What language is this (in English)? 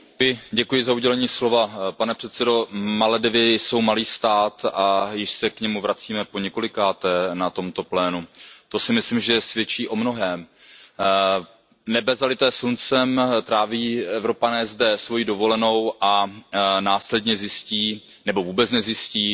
Czech